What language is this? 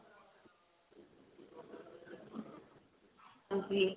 Punjabi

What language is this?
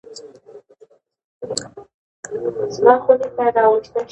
Pashto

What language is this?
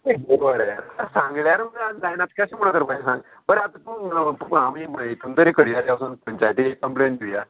Konkani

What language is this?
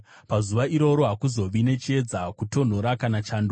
Shona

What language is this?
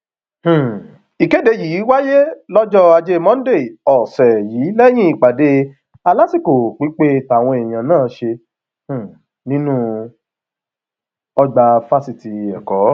Yoruba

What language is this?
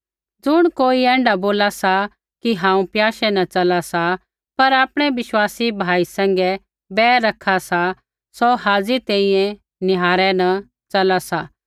Kullu Pahari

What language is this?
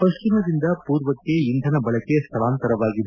Kannada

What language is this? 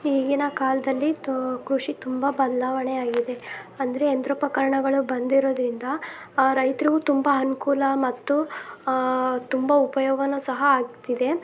Kannada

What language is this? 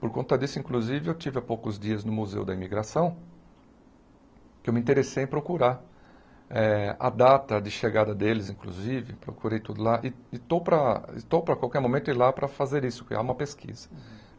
Portuguese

